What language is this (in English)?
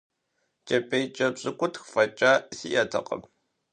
Kabardian